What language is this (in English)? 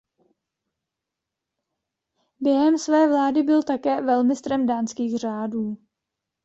Czech